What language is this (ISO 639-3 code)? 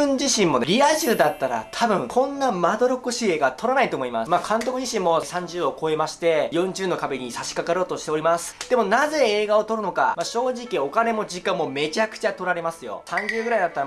jpn